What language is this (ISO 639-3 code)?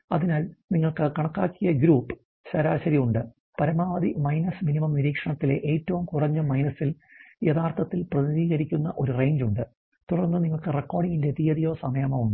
mal